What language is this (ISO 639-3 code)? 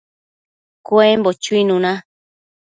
mcf